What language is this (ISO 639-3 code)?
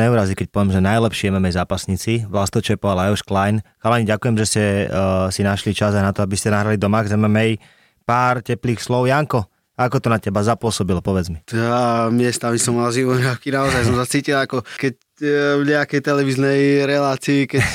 slk